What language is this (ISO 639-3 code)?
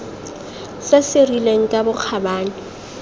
tsn